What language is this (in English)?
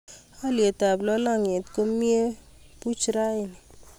Kalenjin